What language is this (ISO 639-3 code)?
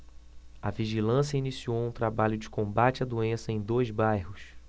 por